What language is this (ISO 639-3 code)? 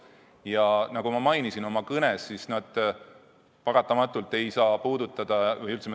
est